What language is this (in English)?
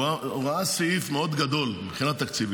Hebrew